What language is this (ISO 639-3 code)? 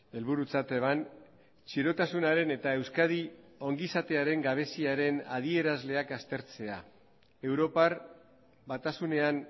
eus